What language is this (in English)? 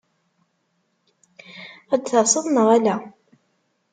Kabyle